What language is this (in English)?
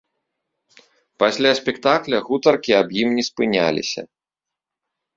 Belarusian